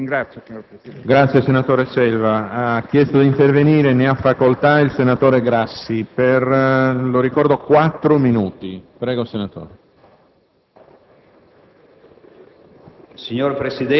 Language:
Italian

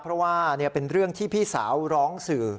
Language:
Thai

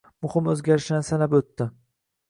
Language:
Uzbek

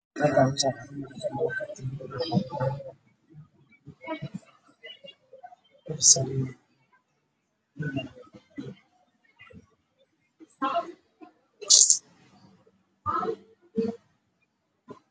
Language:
Somali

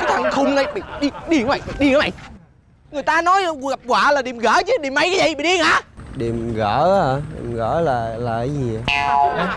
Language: Vietnamese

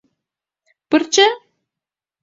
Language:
Mari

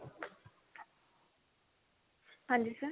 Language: Punjabi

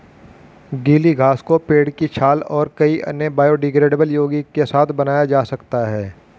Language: Hindi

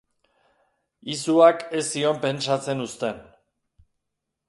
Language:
Basque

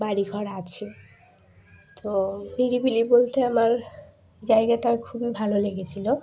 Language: Bangla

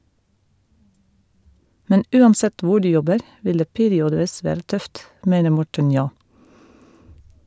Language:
Norwegian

